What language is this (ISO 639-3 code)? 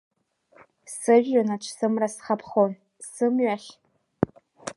abk